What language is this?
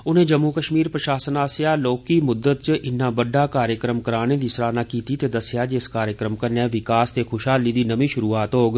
Dogri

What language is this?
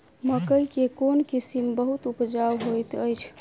Maithili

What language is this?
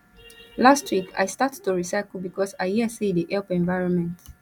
Nigerian Pidgin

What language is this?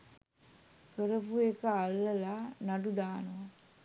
Sinhala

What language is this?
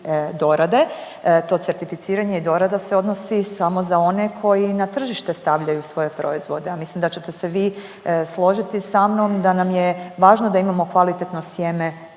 Croatian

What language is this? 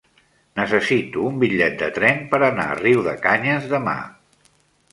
Catalan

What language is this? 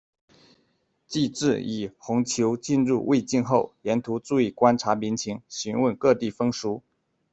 Chinese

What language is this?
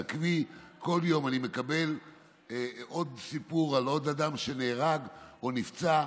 Hebrew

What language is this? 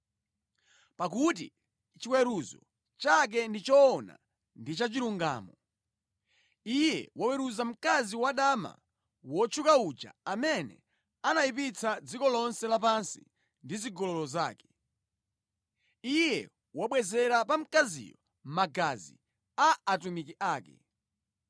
Nyanja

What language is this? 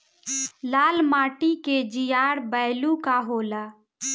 Bhojpuri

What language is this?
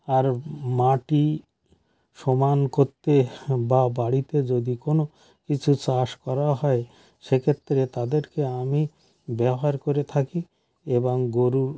Bangla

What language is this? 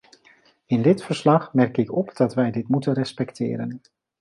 Dutch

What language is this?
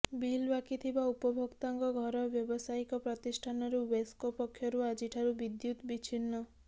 Odia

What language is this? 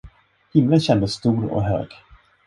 Swedish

